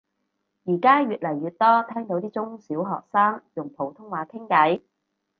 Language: Cantonese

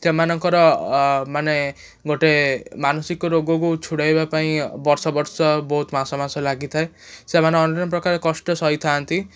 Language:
Odia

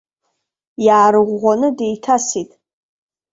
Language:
Abkhazian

